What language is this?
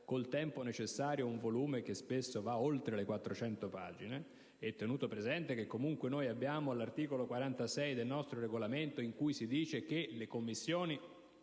Italian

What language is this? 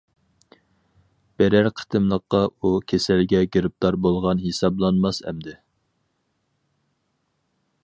Uyghur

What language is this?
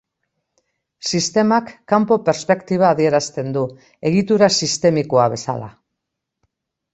Basque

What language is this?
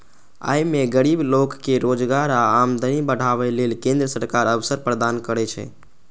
Maithili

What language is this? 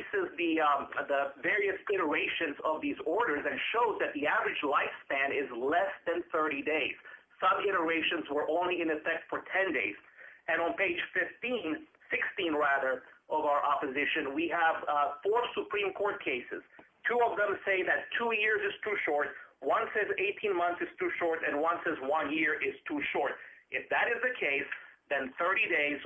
English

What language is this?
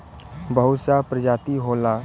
Bhojpuri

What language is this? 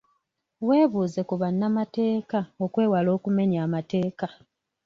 Ganda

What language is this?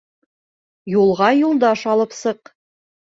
Bashkir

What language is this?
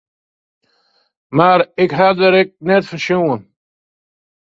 Western Frisian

